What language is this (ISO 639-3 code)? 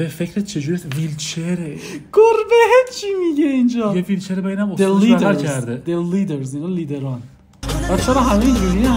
fas